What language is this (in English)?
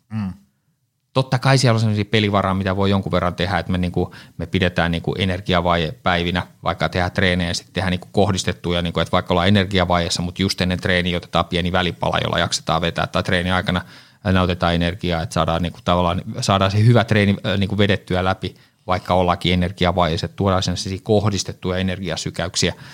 Finnish